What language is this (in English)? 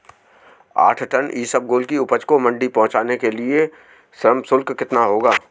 Hindi